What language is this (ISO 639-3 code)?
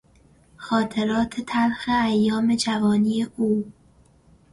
fas